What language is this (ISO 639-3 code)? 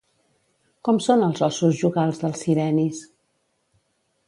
cat